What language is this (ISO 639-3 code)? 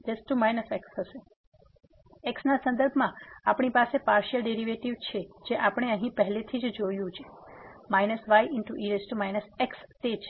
guj